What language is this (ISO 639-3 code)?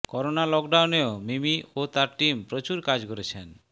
ben